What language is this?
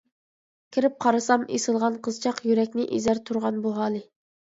Uyghur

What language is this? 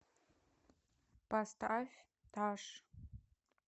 Russian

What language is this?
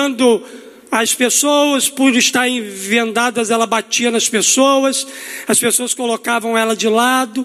Portuguese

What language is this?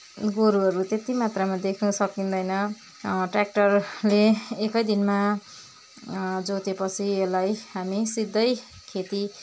Nepali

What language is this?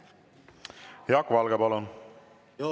Estonian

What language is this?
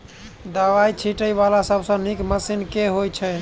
Maithili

